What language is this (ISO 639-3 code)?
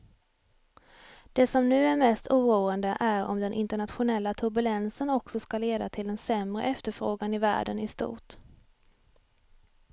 swe